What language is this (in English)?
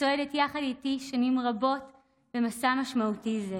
Hebrew